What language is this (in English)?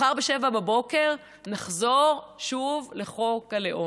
Hebrew